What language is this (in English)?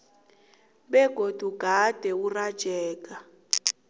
South Ndebele